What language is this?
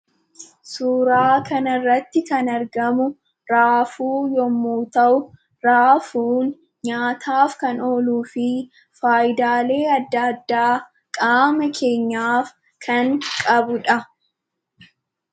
Oromo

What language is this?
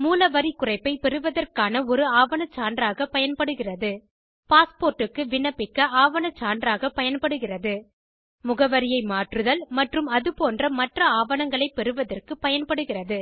Tamil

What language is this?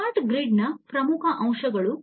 Kannada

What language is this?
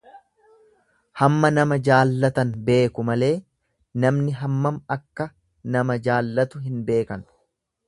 Oromo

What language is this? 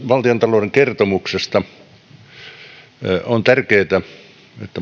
Finnish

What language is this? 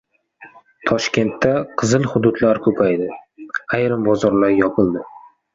Uzbek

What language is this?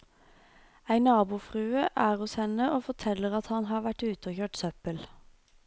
Norwegian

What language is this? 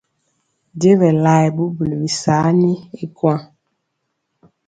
Mpiemo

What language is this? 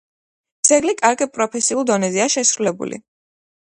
Georgian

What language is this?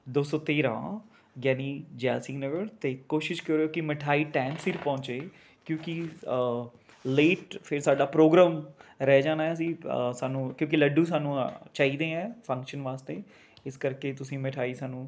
Punjabi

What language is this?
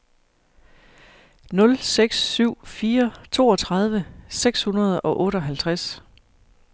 Danish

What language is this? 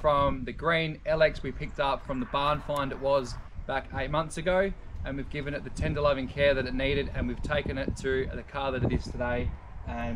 English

